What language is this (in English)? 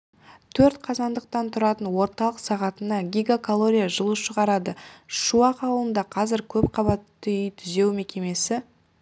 Kazakh